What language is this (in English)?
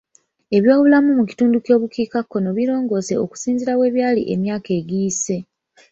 Ganda